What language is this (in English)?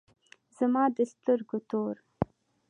Pashto